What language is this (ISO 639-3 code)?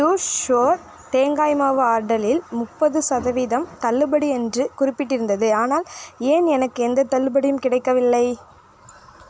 tam